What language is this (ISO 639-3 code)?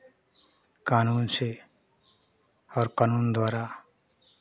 hin